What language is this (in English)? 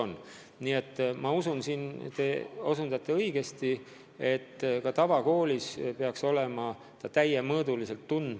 Estonian